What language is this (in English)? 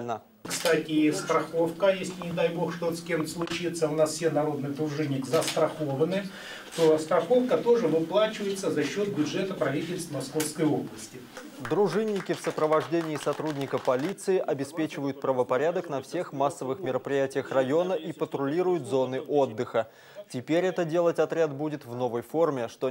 Russian